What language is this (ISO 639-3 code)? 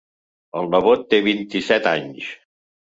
cat